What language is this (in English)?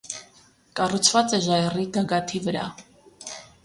Armenian